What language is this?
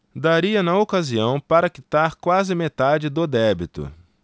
Portuguese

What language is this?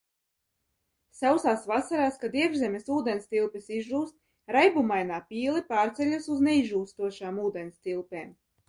Latvian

